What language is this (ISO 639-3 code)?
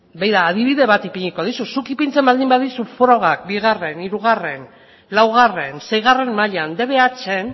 eus